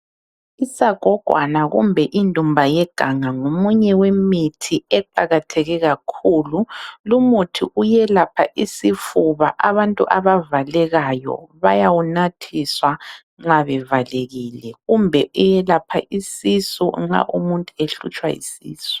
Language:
North Ndebele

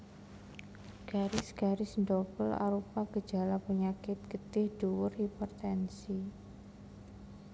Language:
Javanese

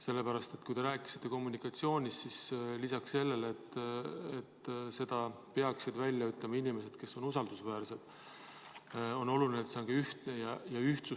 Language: Estonian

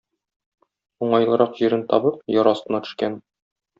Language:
Tatar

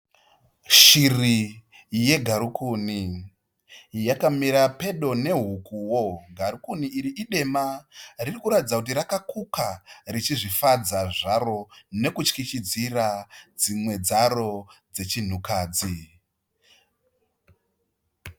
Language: Shona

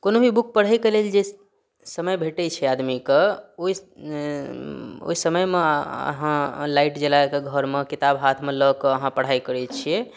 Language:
Maithili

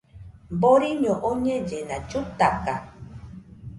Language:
Nüpode Huitoto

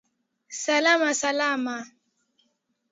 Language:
Swahili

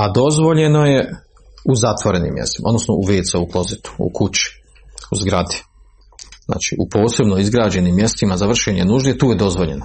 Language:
Croatian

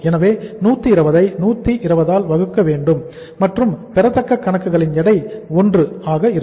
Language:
Tamil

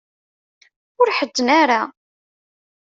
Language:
Kabyle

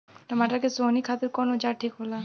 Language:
Bhojpuri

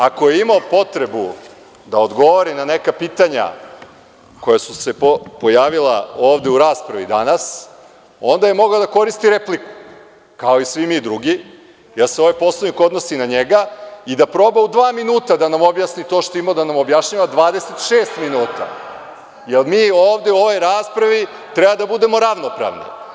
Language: Serbian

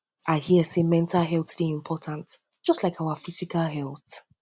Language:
Nigerian Pidgin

